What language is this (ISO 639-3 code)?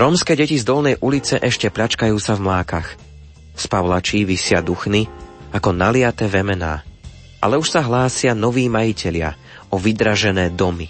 slk